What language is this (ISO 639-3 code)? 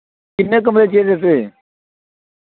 doi